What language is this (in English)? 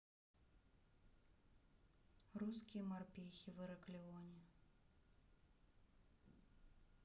Russian